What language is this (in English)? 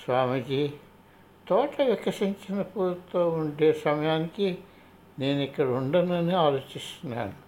Telugu